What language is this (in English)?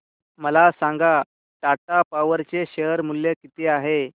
Marathi